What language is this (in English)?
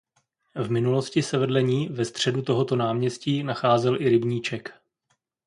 Czech